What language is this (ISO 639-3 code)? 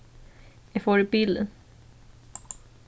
fao